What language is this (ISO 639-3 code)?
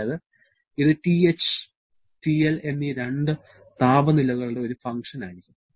mal